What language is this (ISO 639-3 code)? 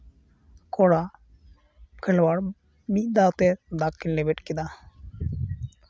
sat